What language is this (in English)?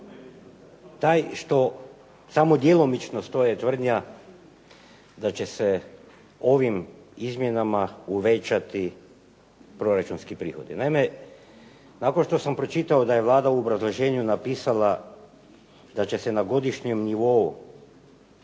Croatian